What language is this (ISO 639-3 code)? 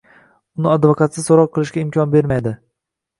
uzb